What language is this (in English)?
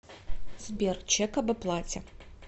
Russian